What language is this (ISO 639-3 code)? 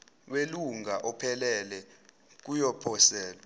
zul